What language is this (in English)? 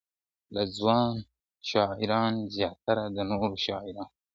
Pashto